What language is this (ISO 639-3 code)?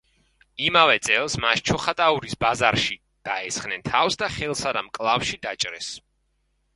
kat